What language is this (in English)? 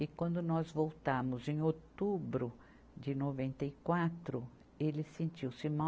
Portuguese